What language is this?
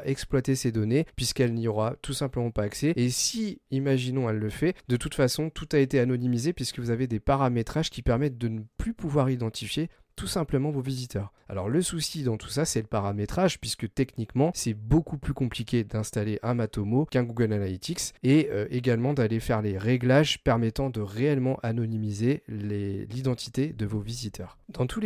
French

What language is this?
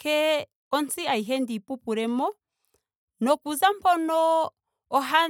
Ndonga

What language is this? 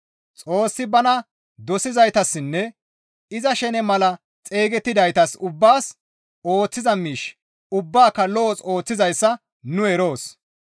Gamo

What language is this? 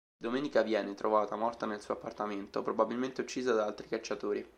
Italian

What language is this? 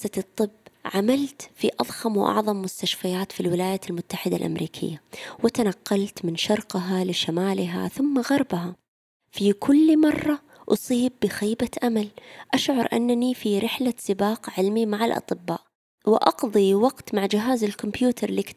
Arabic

